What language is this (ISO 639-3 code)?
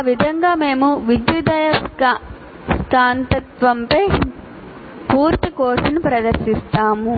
tel